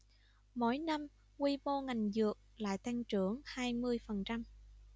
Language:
Vietnamese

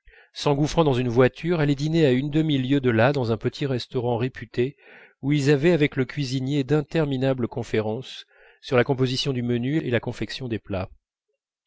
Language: French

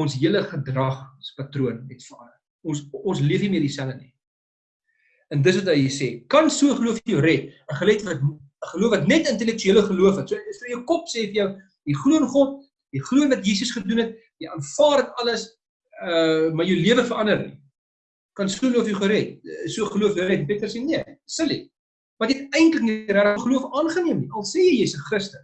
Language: Dutch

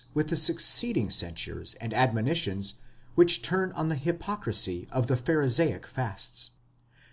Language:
English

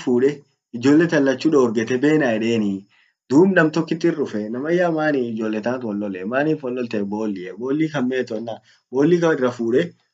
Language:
Orma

